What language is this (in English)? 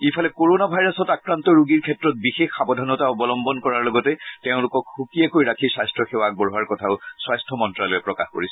Assamese